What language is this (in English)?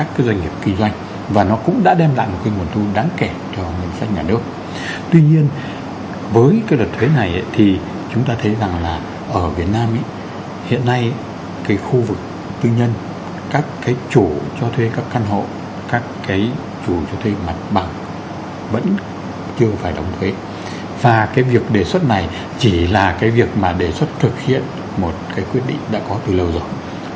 Vietnamese